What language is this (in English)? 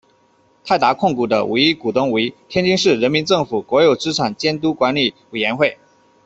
Chinese